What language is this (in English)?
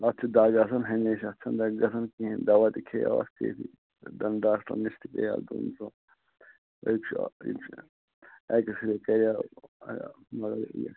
Kashmiri